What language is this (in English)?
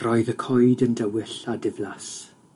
Welsh